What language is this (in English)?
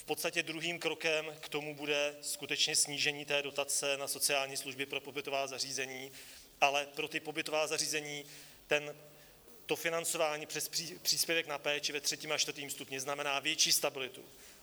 Czech